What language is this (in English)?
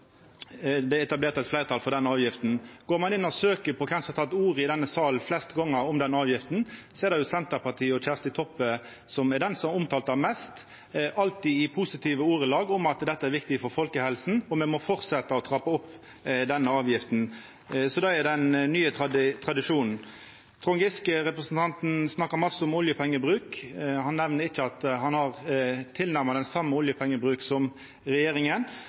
Norwegian Nynorsk